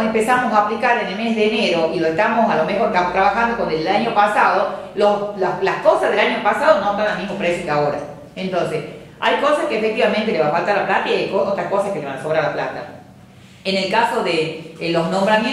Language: Spanish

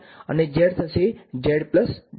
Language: Gujarati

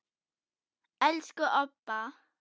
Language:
Icelandic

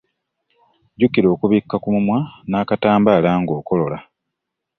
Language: Ganda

